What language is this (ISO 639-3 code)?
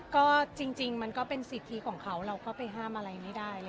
tha